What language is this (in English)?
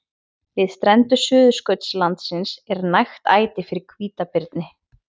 Icelandic